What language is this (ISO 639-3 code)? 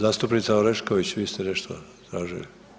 hrv